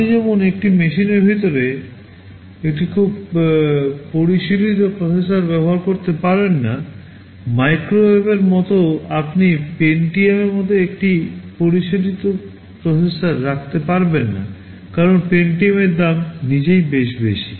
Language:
Bangla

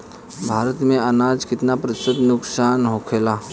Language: Bhojpuri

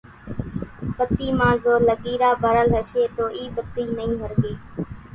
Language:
Kachi Koli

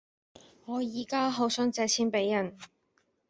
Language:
Cantonese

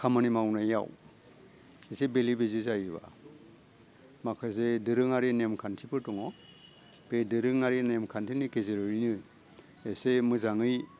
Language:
Bodo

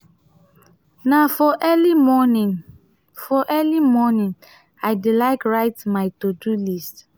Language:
Nigerian Pidgin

